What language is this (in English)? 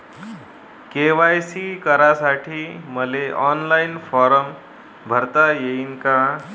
Marathi